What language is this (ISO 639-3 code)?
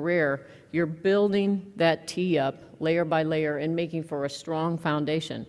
eng